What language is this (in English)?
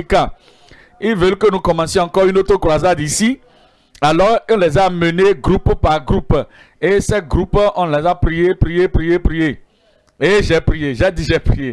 French